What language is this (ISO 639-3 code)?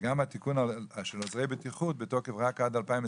heb